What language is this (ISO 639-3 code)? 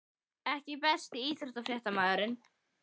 isl